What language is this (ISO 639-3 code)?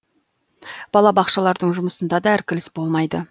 kaz